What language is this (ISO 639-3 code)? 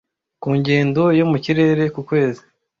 kin